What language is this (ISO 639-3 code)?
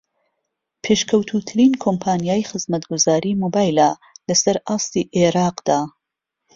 ckb